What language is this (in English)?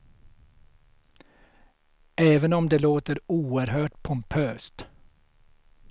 Swedish